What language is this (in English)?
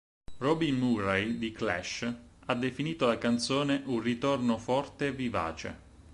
Italian